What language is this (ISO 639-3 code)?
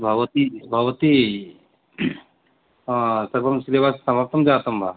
san